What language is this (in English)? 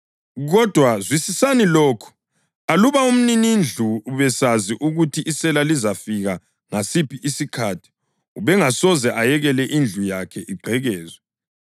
North Ndebele